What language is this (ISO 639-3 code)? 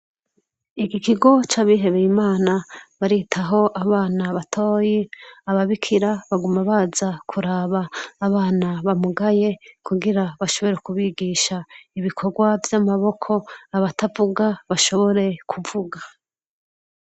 run